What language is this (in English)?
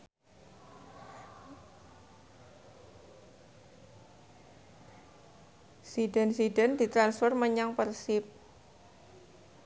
Javanese